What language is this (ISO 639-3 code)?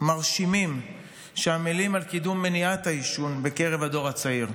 heb